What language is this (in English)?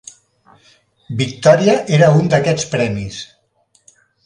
Catalan